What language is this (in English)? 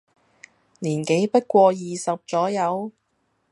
Cantonese